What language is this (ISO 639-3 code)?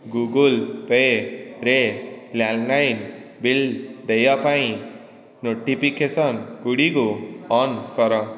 ori